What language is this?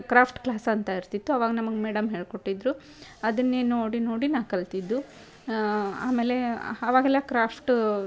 Kannada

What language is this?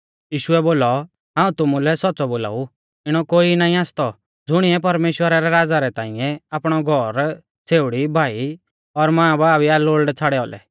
Mahasu Pahari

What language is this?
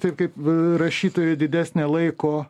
Lithuanian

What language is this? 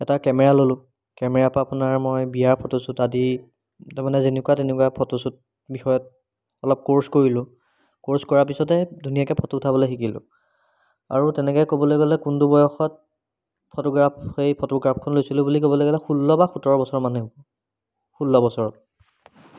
Assamese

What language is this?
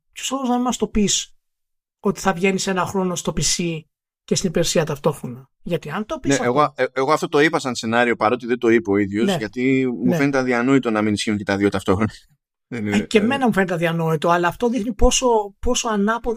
Greek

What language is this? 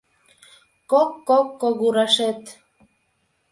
Mari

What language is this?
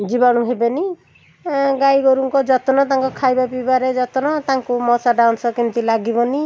Odia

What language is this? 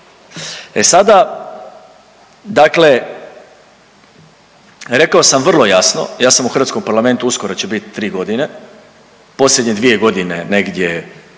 Croatian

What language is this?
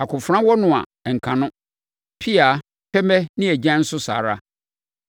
Akan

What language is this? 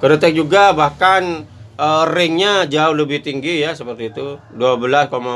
Indonesian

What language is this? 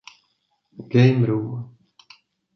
Czech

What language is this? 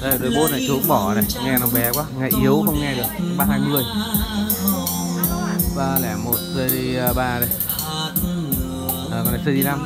Vietnamese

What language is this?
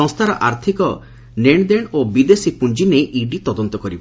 Odia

